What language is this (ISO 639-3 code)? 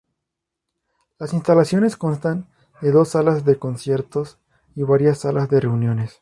spa